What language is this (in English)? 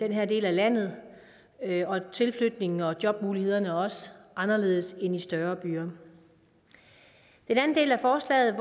Danish